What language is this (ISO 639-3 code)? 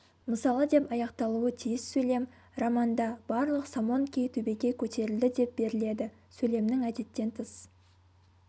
kaz